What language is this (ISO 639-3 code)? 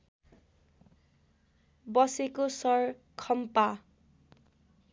nep